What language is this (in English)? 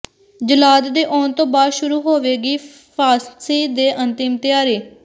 Punjabi